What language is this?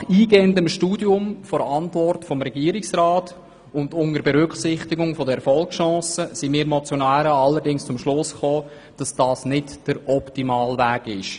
Swiss German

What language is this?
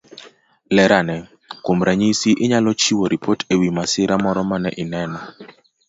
Luo (Kenya and Tanzania)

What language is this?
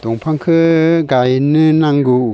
Bodo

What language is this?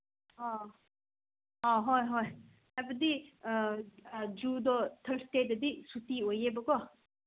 Manipuri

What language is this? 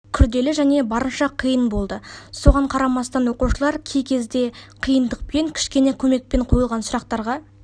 Kazakh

